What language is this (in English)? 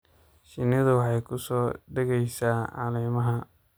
Somali